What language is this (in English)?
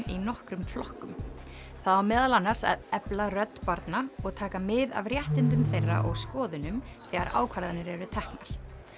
Icelandic